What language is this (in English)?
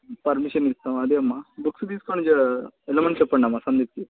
Telugu